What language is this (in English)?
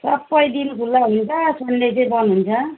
Nepali